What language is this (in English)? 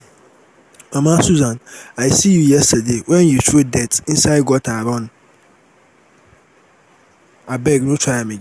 Nigerian Pidgin